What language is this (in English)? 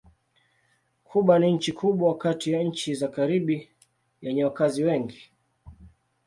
Swahili